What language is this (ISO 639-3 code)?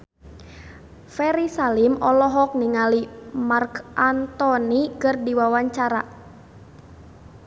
sun